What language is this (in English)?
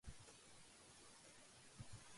Urdu